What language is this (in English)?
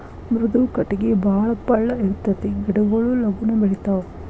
Kannada